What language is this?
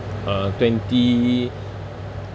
English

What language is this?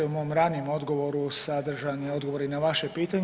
Croatian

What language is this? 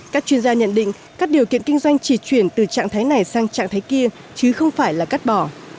Vietnamese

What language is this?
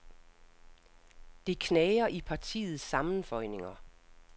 Danish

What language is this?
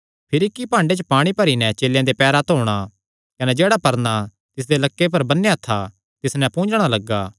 Kangri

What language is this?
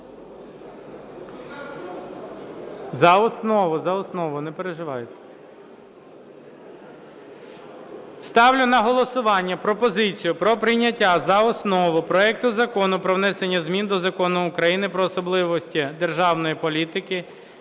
Ukrainian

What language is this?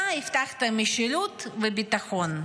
Hebrew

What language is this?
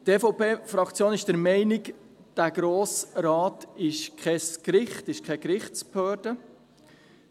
Swiss German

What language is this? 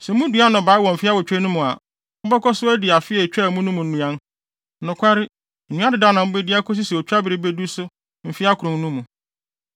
Akan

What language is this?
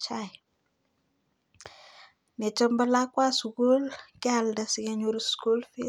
Kalenjin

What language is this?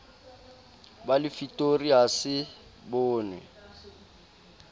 Southern Sotho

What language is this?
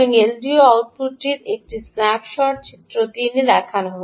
Bangla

